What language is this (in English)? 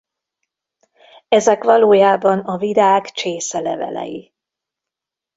Hungarian